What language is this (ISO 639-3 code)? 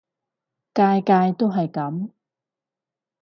yue